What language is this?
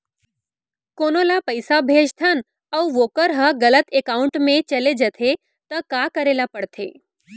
Chhattisgarhi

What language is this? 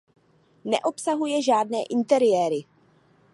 Czech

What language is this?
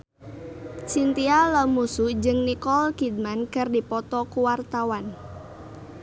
Sundanese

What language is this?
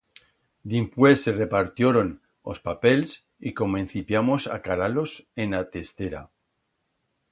Aragonese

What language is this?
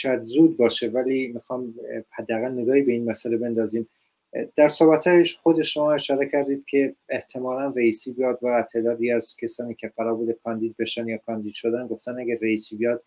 Persian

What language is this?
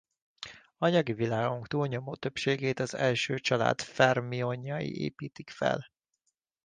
Hungarian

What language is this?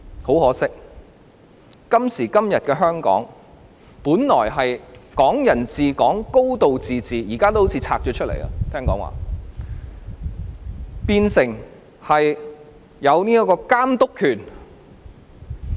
Cantonese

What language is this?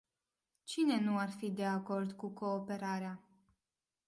Romanian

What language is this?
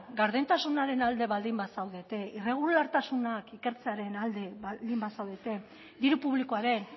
Basque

